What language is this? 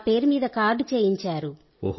Telugu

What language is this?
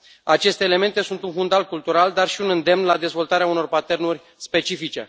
Romanian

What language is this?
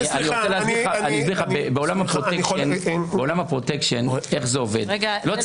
Hebrew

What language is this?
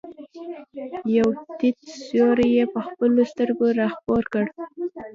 Pashto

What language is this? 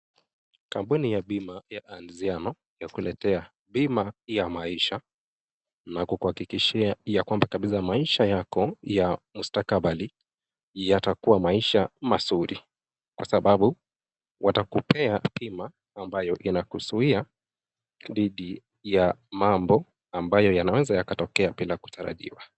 Swahili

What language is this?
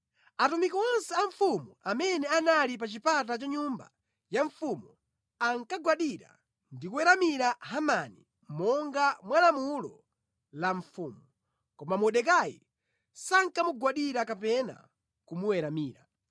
Nyanja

